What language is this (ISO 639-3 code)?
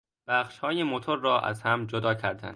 fas